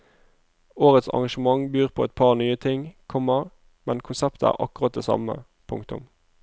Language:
Norwegian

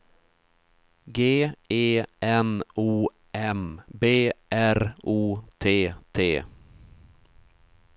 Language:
Swedish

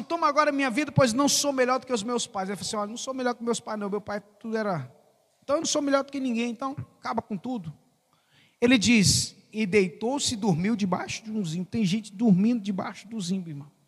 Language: Portuguese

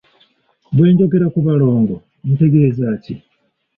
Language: Ganda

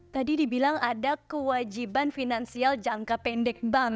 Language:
Indonesian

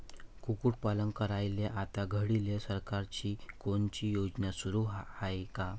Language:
Marathi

